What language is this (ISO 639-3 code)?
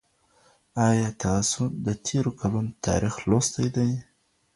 pus